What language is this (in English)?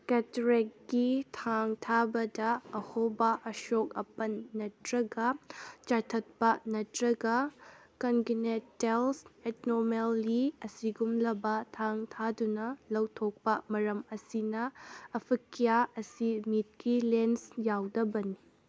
Manipuri